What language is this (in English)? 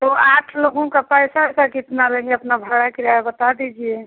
Hindi